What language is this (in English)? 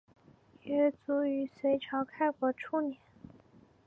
Chinese